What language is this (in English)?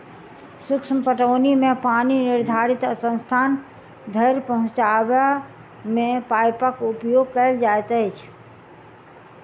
Maithili